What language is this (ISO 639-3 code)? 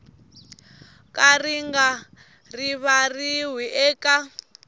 tso